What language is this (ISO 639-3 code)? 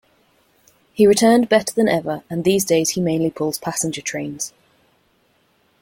eng